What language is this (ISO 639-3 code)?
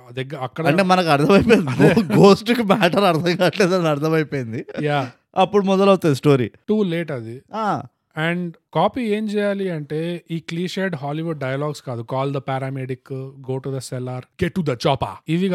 tel